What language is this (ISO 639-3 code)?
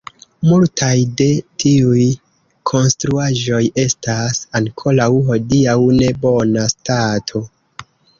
epo